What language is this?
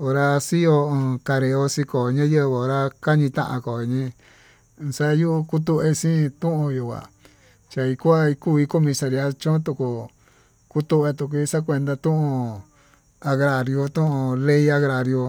Tututepec Mixtec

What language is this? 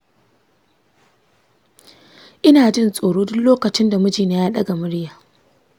Hausa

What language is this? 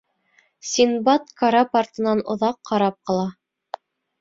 Bashkir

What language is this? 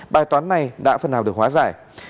Vietnamese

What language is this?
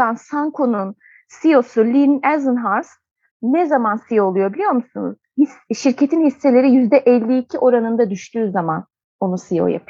Turkish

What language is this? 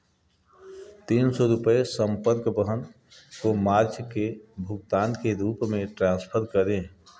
Hindi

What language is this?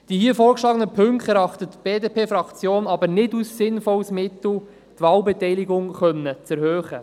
Swiss German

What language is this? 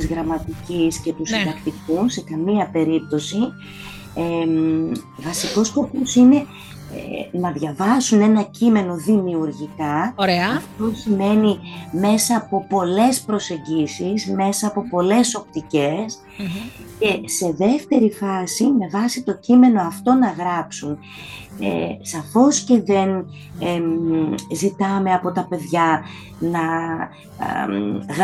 Greek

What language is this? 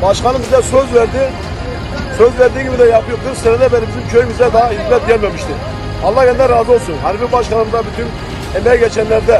Turkish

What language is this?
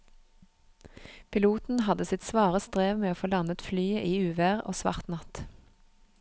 Norwegian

